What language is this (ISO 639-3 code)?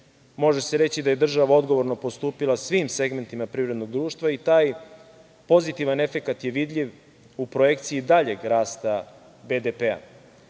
srp